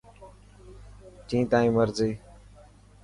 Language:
Dhatki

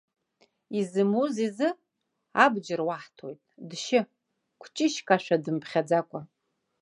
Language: Abkhazian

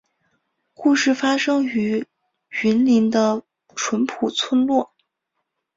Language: Chinese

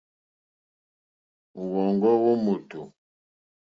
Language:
Mokpwe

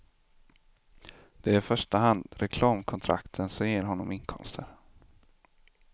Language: Swedish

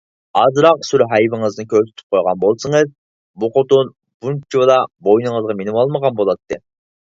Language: Uyghur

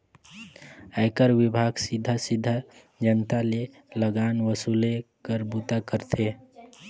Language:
Chhattisgarhi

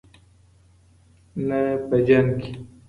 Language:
Pashto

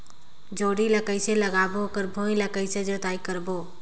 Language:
Chhattisgarhi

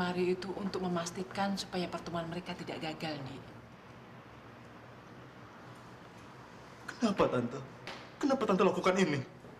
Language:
Indonesian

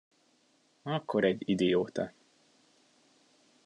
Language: Hungarian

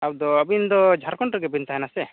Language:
Santali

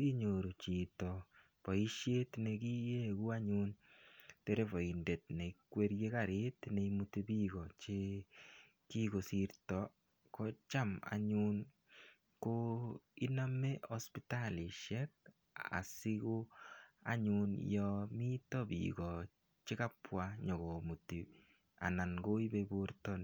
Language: Kalenjin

